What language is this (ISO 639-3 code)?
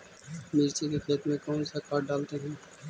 mag